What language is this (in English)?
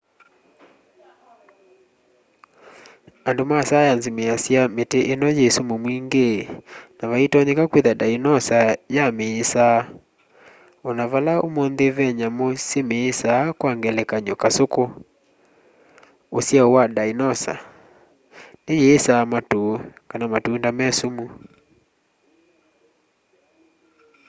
Kamba